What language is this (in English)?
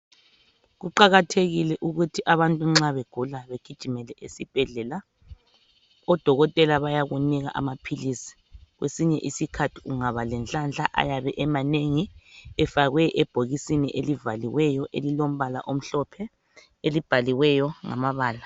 North Ndebele